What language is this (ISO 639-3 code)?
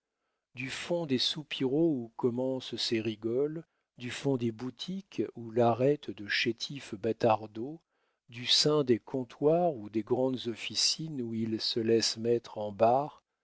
fra